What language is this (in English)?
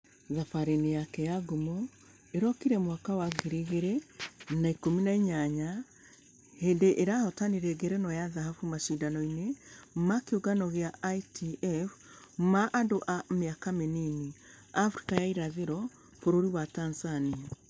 Kikuyu